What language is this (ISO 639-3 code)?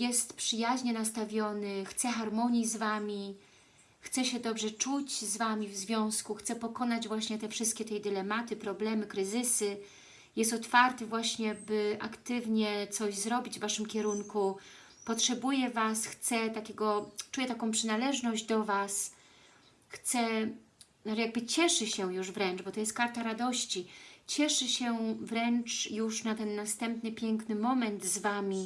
pol